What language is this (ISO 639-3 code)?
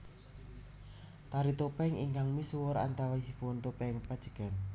jav